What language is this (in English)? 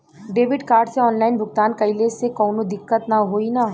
Bhojpuri